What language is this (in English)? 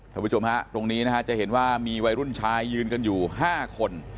Thai